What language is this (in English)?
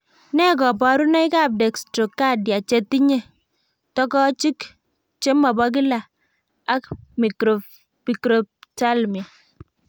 Kalenjin